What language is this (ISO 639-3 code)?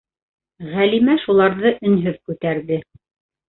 bak